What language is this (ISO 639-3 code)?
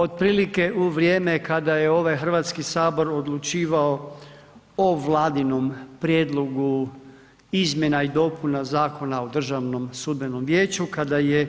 hrv